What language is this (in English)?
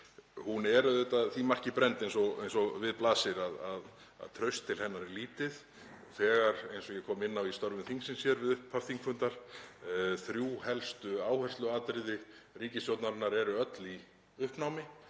Icelandic